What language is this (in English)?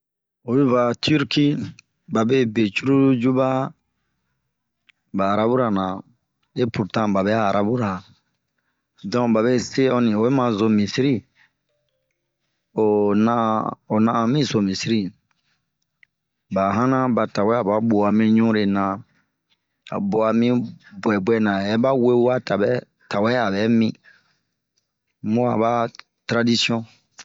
Bomu